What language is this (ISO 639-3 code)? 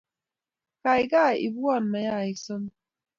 kln